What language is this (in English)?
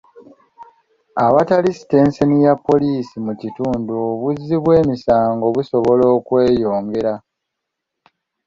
Ganda